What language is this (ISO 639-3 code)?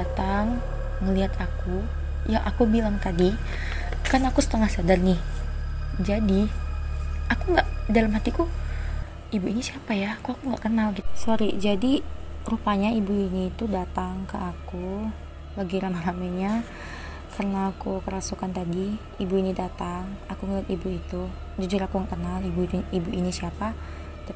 ind